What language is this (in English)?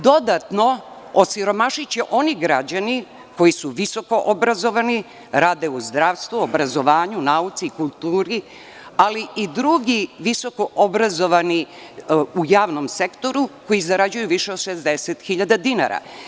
Serbian